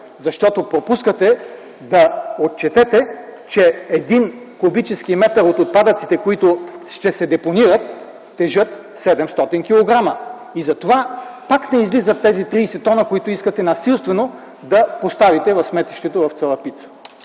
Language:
Bulgarian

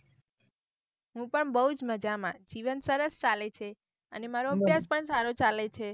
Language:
Gujarati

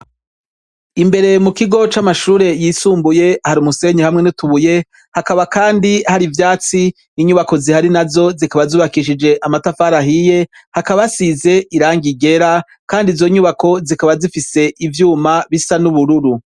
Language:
Rundi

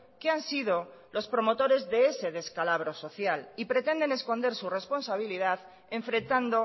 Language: Spanish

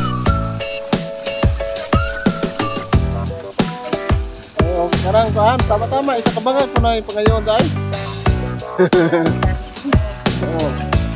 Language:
Indonesian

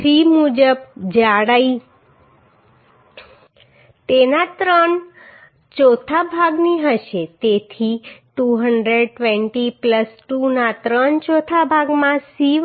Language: Gujarati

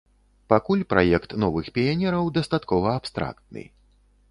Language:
Belarusian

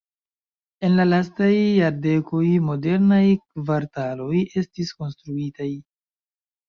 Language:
Esperanto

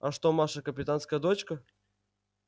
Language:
Russian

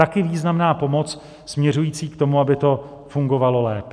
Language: Czech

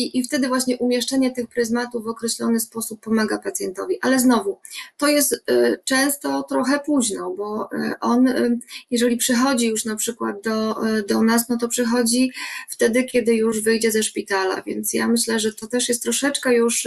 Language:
Polish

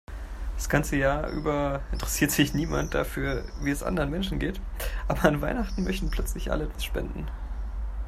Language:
German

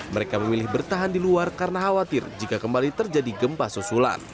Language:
Indonesian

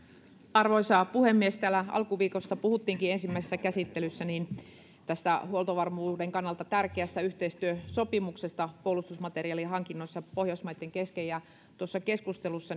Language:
Finnish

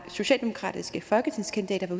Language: Danish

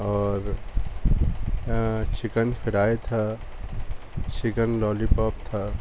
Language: Urdu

